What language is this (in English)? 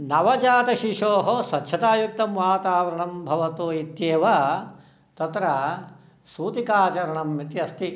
Sanskrit